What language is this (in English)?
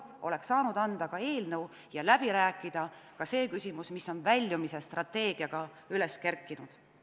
Estonian